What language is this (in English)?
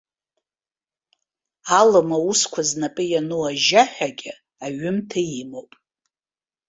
Abkhazian